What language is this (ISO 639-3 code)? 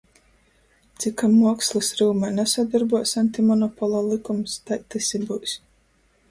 ltg